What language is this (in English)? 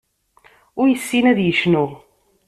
Kabyle